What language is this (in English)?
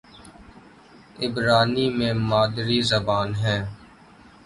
Urdu